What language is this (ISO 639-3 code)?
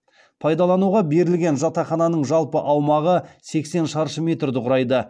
kaz